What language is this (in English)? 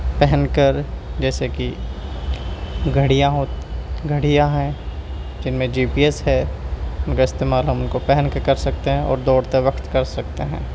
Urdu